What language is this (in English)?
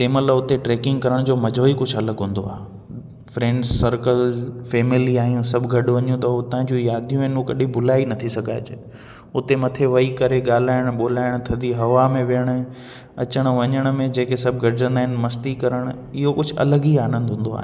Sindhi